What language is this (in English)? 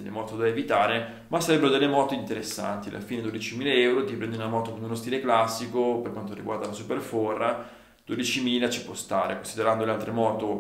Italian